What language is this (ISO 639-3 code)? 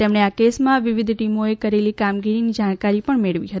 guj